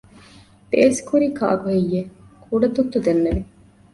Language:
Divehi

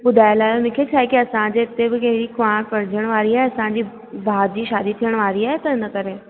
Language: Sindhi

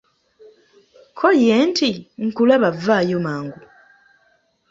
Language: Ganda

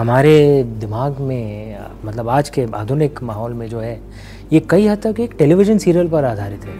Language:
Hindi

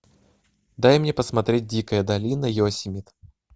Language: Russian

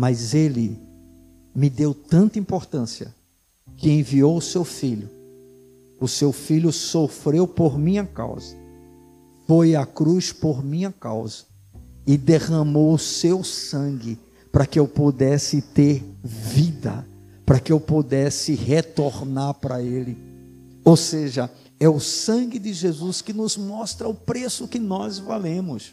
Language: Portuguese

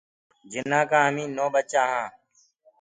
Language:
Gurgula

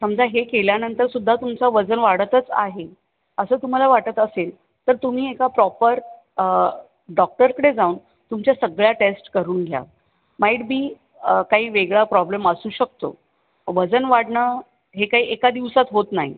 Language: Marathi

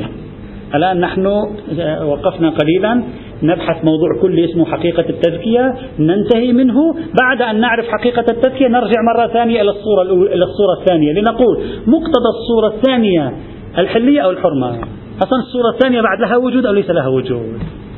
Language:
Arabic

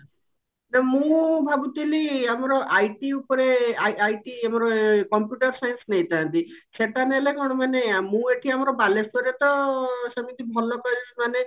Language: Odia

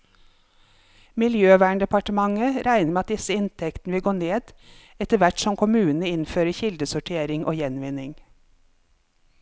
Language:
Norwegian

